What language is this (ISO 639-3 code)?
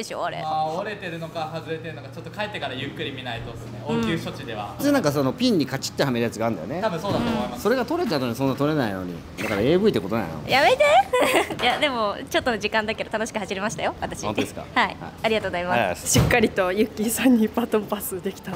jpn